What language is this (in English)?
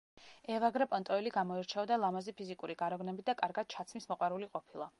Georgian